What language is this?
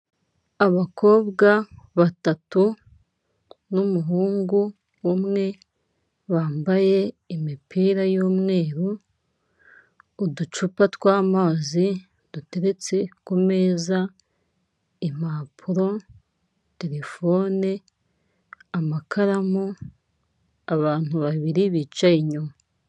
Kinyarwanda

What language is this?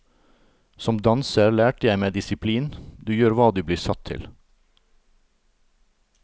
Norwegian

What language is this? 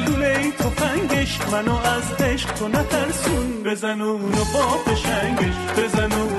Persian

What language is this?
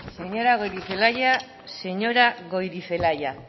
Basque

